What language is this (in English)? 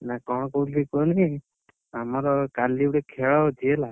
Odia